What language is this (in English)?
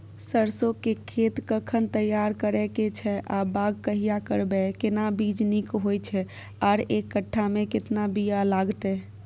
Maithili